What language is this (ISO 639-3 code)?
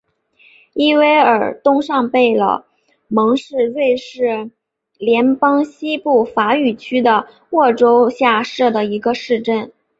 zho